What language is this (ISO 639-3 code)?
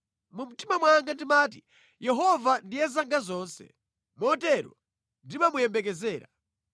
nya